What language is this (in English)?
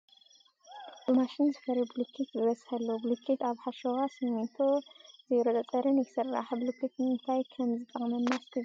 Tigrinya